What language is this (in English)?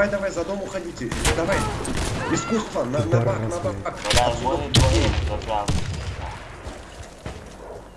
Russian